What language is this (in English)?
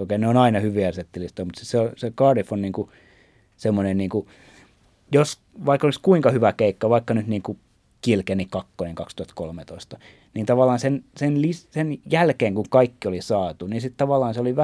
Finnish